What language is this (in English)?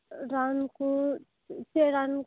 Santali